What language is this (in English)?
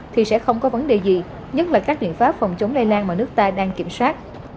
Vietnamese